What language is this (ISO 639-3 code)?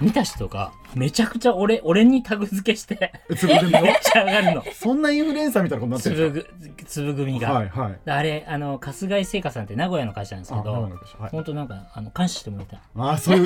jpn